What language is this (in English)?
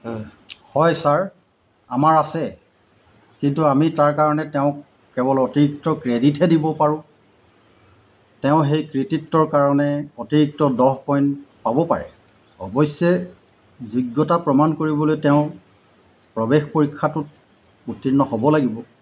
Assamese